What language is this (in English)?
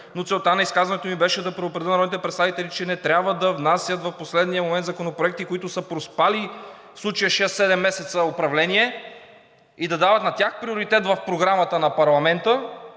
Bulgarian